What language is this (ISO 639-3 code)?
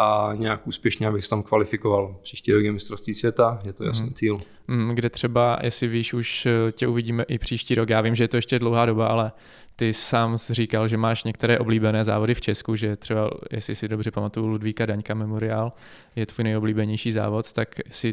ces